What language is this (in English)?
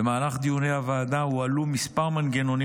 Hebrew